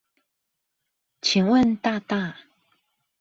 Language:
Chinese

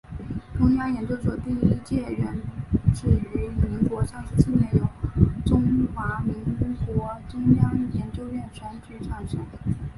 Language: Chinese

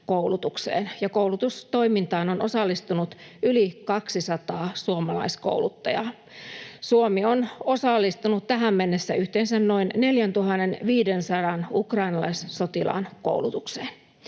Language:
Finnish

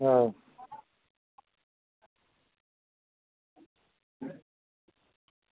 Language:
Dogri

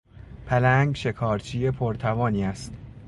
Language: Persian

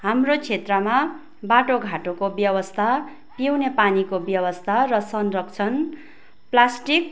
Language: Nepali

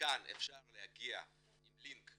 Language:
Hebrew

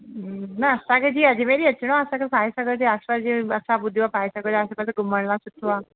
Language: Sindhi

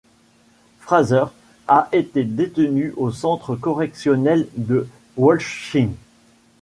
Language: French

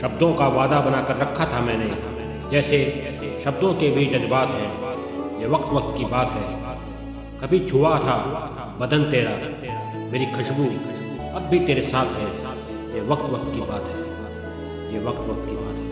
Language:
Hindi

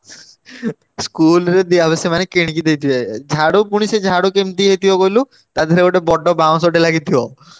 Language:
Odia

